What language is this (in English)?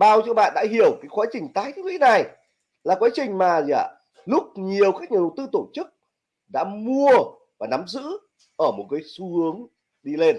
Vietnamese